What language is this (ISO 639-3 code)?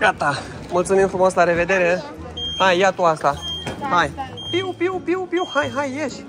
ron